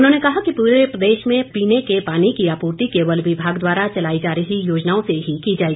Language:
Hindi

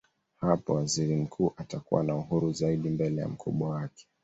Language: Swahili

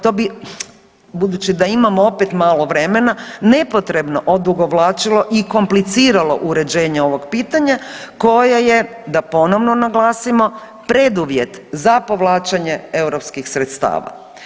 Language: Croatian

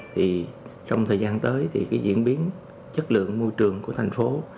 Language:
Vietnamese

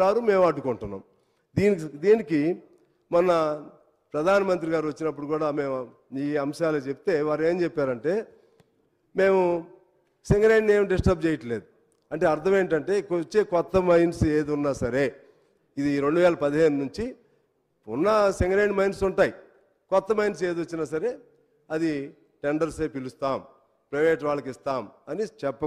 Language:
Telugu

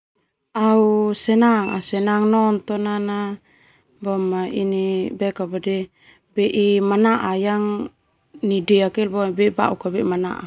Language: Termanu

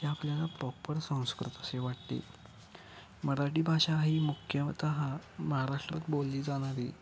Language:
Marathi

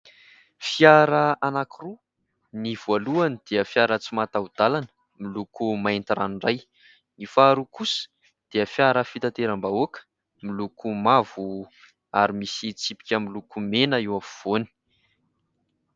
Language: Malagasy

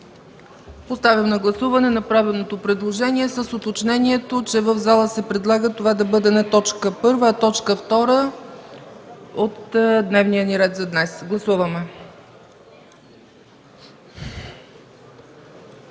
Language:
Bulgarian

